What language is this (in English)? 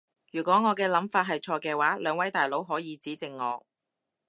Cantonese